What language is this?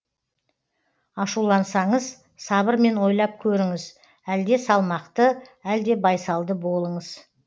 Kazakh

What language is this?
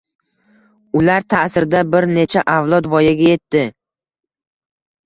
Uzbek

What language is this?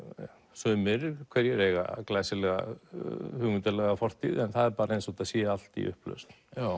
Icelandic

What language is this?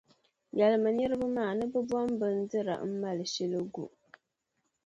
Dagbani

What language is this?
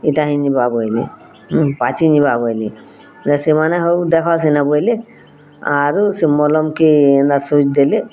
Odia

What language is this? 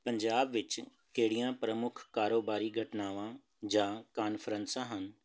Punjabi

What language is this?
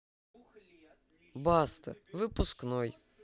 Russian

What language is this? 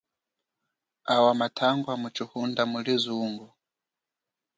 Chokwe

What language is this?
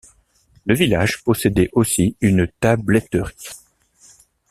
French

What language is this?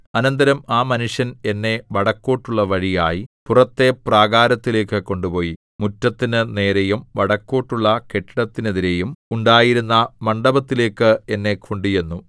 Malayalam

